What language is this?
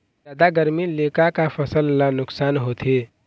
Chhattisgarhi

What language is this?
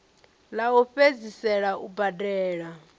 Venda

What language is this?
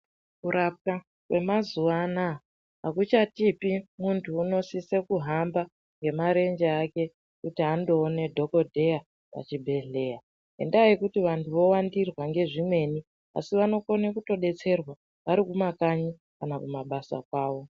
Ndau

